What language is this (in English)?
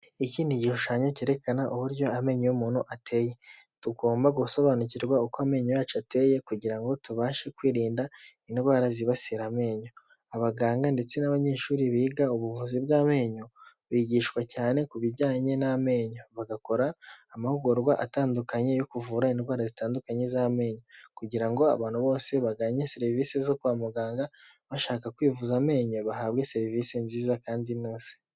Kinyarwanda